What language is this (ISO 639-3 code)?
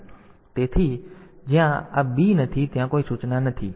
guj